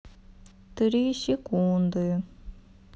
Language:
Russian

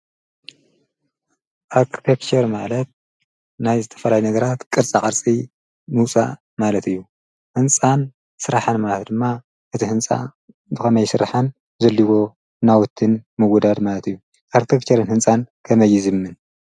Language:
Tigrinya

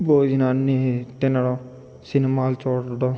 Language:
Telugu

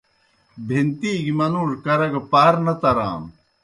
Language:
Kohistani Shina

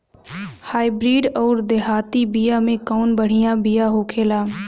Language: Bhojpuri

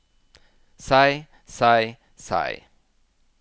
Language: Norwegian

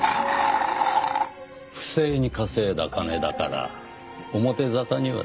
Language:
Japanese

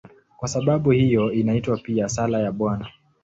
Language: Swahili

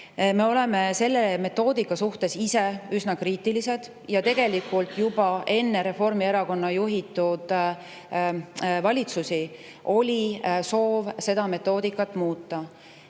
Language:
Estonian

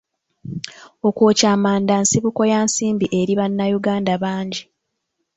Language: Ganda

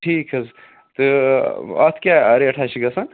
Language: Kashmiri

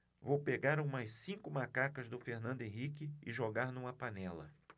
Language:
Portuguese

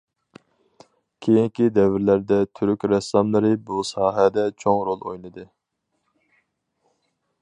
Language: Uyghur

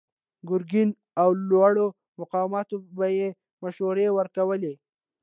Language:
Pashto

